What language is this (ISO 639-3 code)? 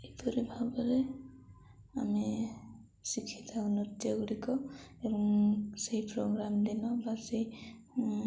ori